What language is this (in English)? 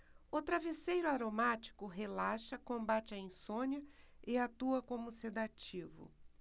Portuguese